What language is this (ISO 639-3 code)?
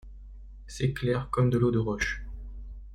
fra